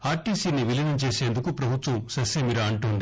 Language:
Telugu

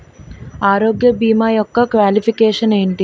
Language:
Telugu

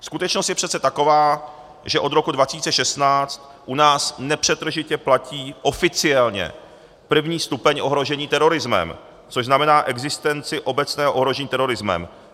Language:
Czech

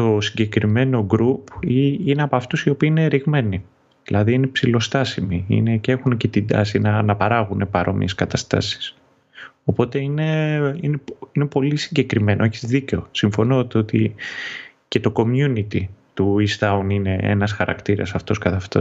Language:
Greek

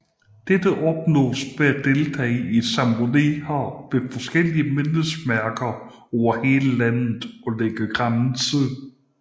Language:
Danish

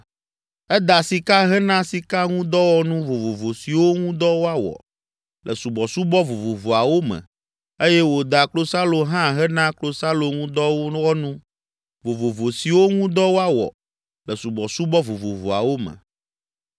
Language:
Ewe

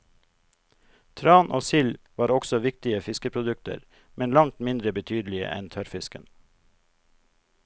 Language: Norwegian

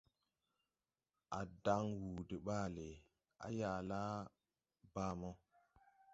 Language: Tupuri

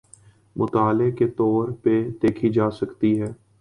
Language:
Urdu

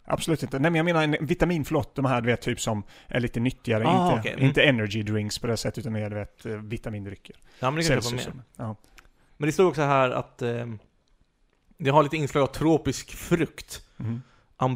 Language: Swedish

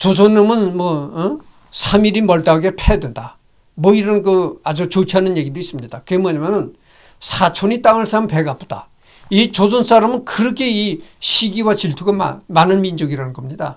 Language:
Korean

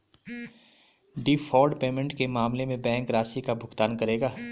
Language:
Hindi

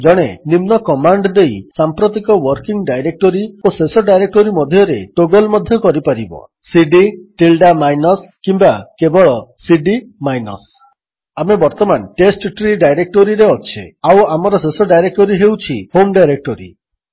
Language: Odia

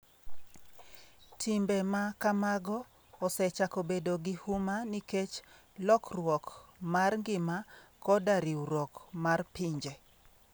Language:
Luo (Kenya and Tanzania)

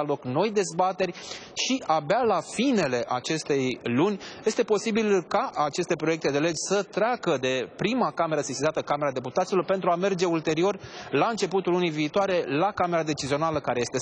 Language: Romanian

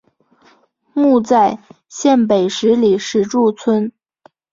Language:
Chinese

